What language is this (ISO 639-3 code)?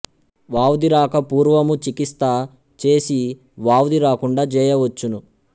tel